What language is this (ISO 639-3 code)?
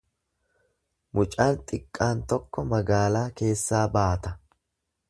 orm